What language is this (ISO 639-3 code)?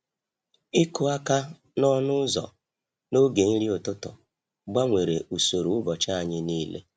ibo